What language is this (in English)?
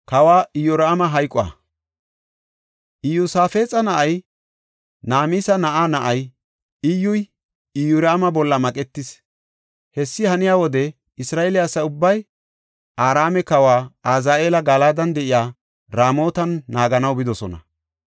Gofa